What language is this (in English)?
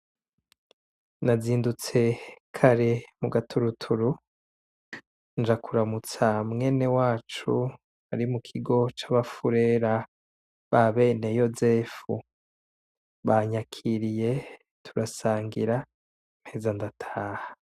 Rundi